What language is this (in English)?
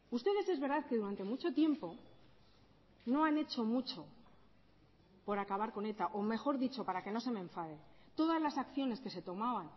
Spanish